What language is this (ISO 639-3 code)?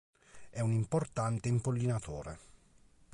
ita